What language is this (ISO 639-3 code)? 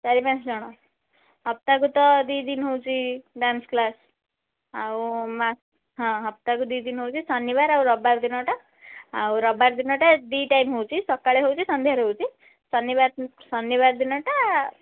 ori